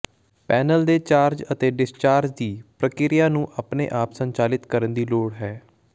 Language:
Punjabi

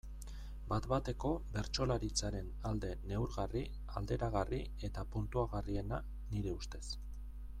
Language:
Basque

